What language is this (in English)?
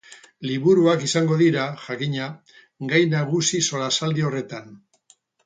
Basque